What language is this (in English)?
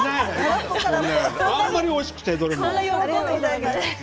Japanese